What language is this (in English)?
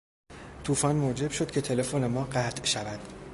Persian